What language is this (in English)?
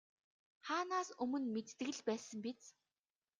Mongolian